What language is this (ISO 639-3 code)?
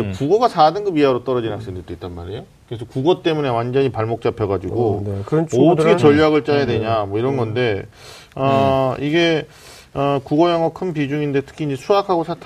kor